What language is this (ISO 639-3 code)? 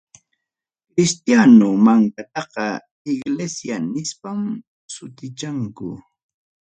quy